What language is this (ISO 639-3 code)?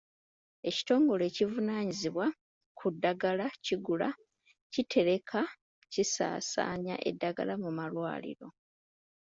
lug